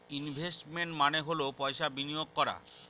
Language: Bangla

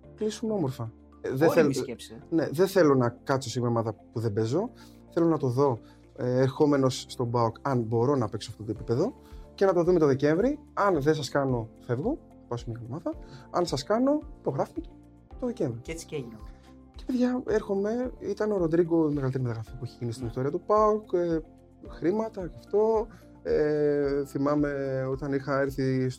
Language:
Greek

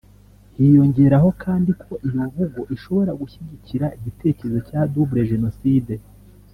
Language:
Kinyarwanda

